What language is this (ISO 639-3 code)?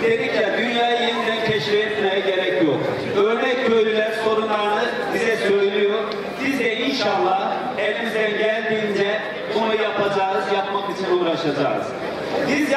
tur